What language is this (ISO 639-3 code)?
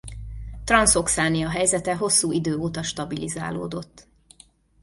hun